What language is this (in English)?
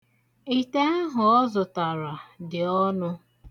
Igbo